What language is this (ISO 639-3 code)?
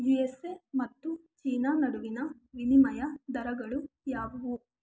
kan